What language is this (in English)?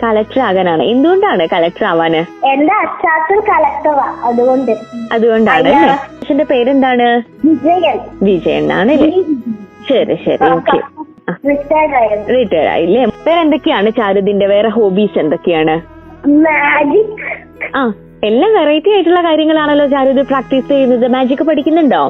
Malayalam